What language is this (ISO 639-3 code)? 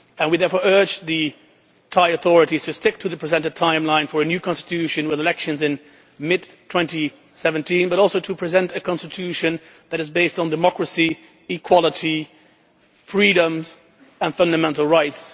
eng